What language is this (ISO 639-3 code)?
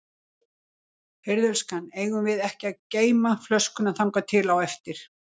isl